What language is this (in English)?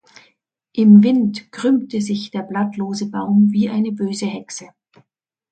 German